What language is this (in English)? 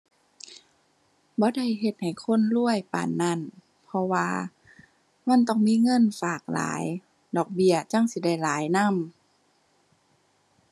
Thai